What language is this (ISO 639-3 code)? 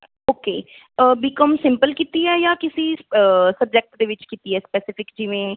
pan